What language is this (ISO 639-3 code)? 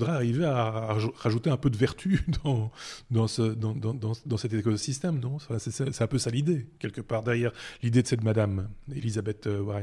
fra